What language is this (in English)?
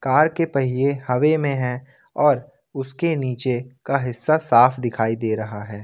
Hindi